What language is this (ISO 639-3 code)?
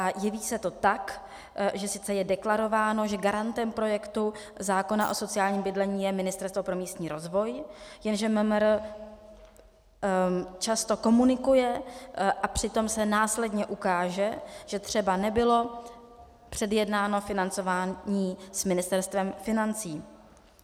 ces